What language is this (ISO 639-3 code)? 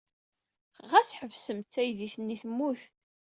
kab